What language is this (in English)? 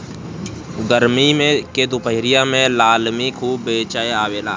Bhojpuri